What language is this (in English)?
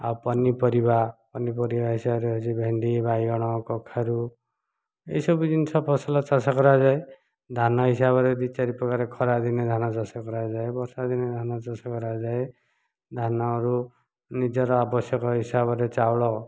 Odia